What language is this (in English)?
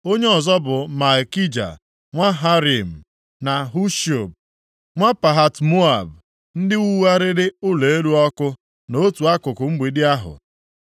Igbo